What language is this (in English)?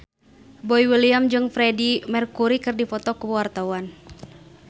Sundanese